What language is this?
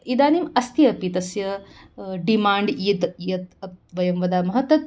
Sanskrit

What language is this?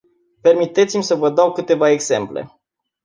Romanian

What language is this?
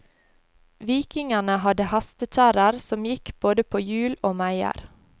Norwegian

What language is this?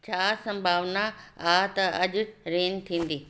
Sindhi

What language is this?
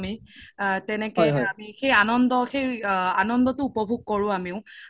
Assamese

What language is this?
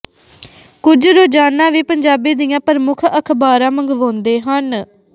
Punjabi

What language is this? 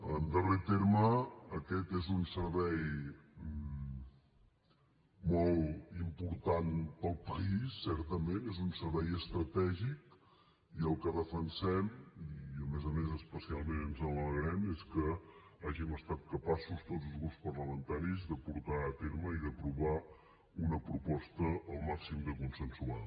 Catalan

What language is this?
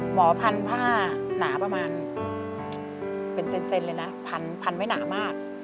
Thai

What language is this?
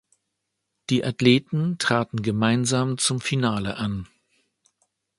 German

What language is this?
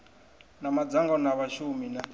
Venda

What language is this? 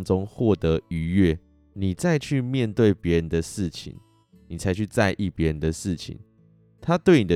Chinese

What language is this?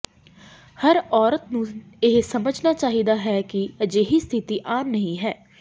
Punjabi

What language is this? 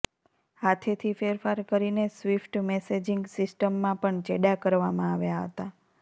Gujarati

